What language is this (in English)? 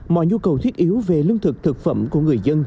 Vietnamese